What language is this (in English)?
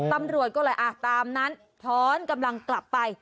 Thai